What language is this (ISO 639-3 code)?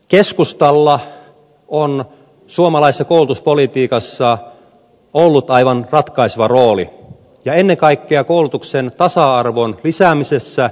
fin